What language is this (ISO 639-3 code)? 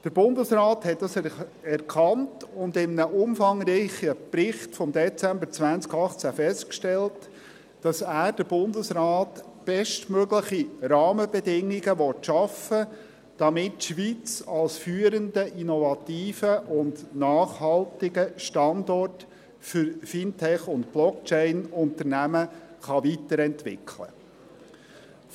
gsw